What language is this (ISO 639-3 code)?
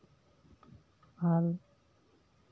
sat